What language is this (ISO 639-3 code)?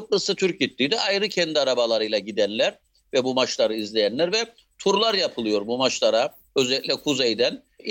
tur